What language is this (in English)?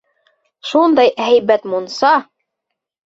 Bashkir